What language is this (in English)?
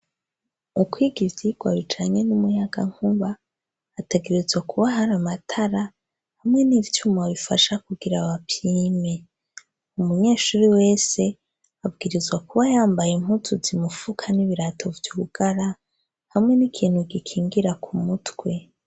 Rundi